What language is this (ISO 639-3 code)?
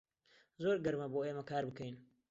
ckb